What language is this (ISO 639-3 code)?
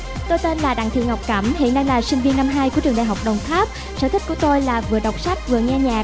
vie